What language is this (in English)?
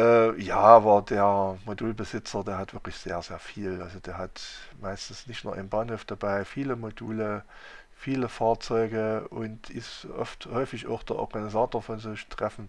German